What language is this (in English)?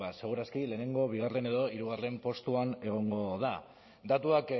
Basque